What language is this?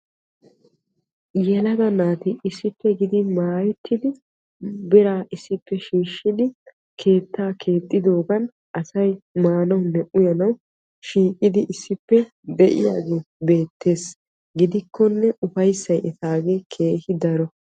Wolaytta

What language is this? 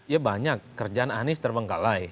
Indonesian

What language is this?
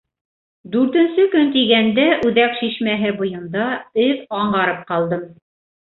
Bashkir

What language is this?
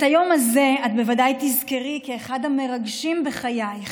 Hebrew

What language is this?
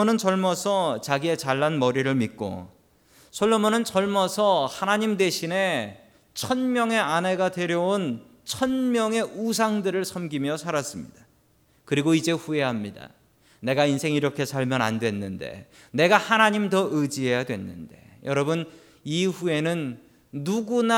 Korean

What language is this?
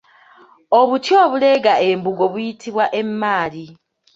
Ganda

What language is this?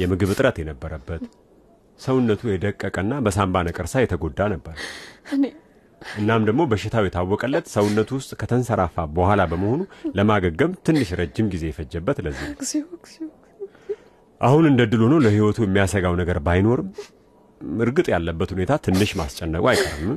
Amharic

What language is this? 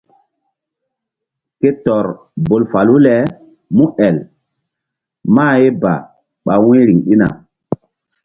Mbum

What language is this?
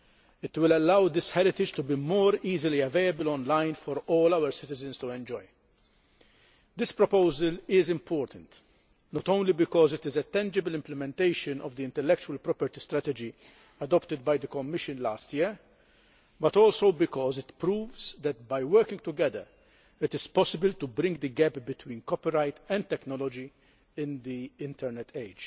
English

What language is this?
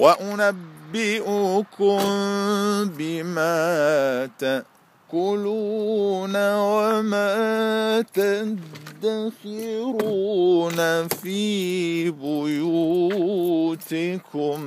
Arabic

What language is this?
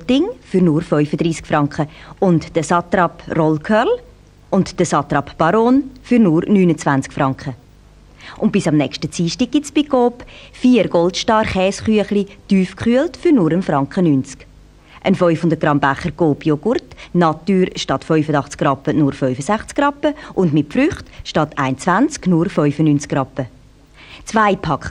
German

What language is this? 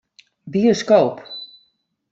Western Frisian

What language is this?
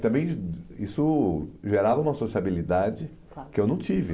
Portuguese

